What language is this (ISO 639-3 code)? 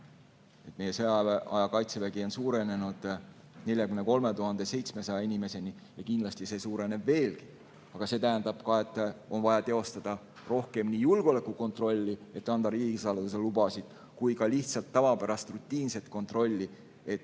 est